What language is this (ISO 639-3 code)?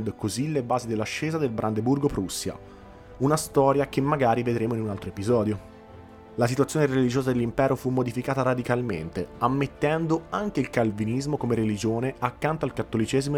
ita